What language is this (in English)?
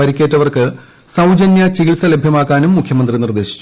Malayalam